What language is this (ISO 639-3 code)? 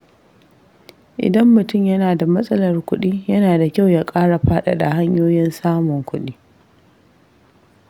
hau